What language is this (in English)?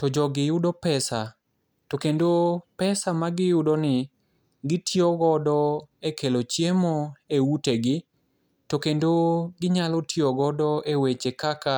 Luo (Kenya and Tanzania)